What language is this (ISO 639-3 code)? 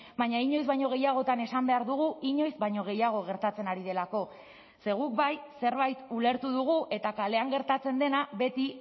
eus